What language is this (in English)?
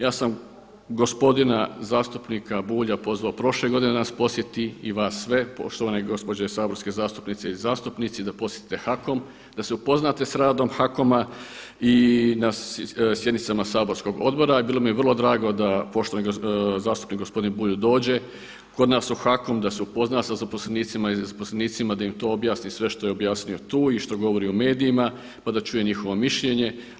Croatian